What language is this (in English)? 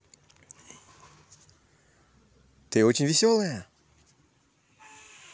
Russian